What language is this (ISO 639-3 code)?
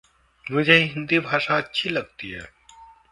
hin